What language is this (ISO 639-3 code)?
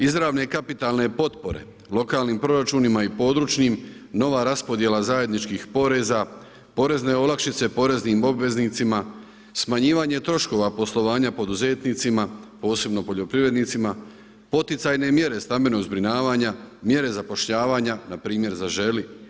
hrv